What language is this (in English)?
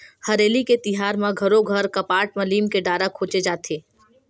Chhattisgarhi